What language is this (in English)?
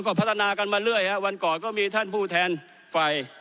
Thai